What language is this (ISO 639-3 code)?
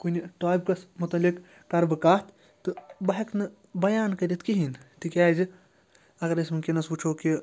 kas